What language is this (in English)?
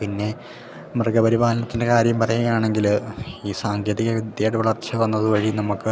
Malayalam